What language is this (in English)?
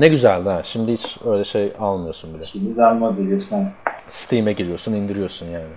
Turkish